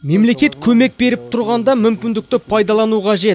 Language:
Kazakh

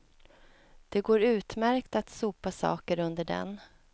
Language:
Swedish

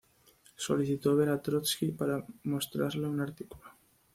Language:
Spanish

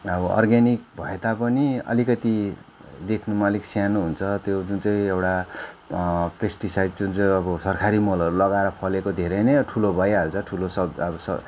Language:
Nepali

